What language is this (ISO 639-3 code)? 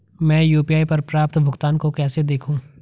hin